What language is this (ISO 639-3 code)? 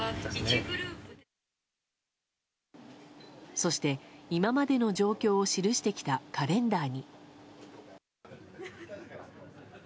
jpn